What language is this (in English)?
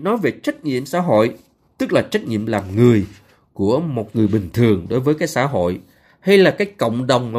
Vietnamese